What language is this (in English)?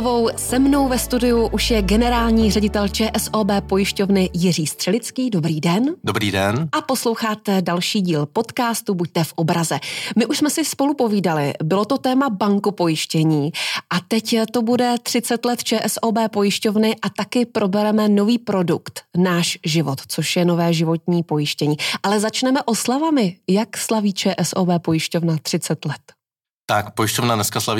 Czech